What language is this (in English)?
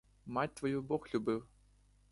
Ukrainian